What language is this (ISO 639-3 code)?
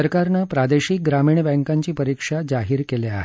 mar